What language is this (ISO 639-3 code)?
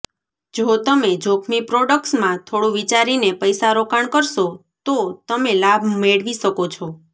guj